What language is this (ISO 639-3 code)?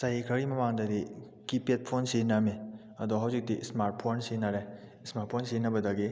mni